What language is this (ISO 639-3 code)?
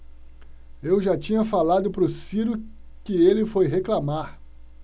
por